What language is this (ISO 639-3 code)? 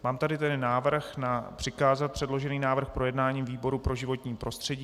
ces